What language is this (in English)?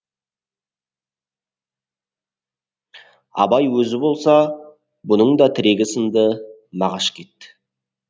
Kazakh